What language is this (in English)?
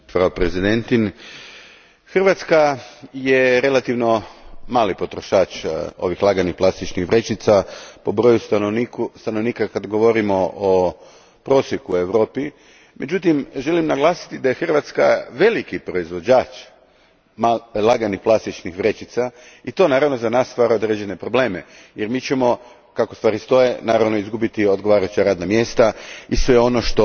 Croatian